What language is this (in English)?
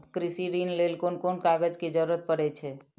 Maithili